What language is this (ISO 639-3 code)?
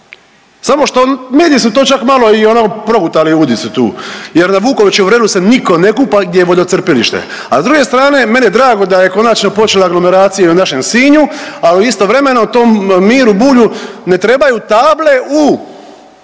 hrv